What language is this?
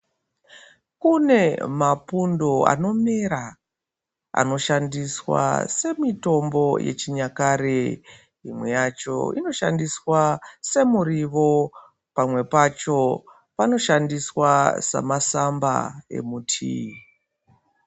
Ndau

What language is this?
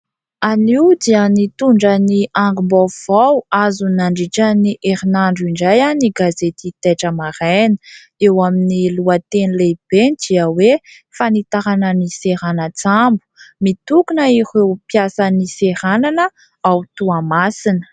Malagasy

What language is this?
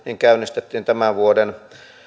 Finnish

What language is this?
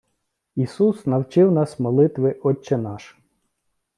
Ukrainian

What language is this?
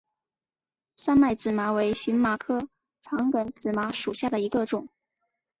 Chinese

